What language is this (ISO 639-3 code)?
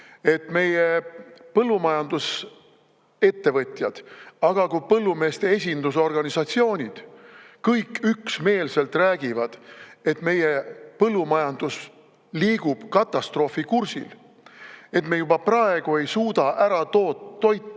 est